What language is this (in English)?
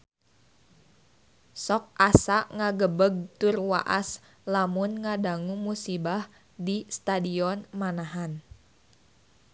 Sundanese